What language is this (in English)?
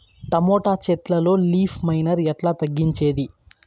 Telugu